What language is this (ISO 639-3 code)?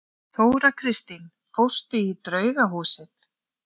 isl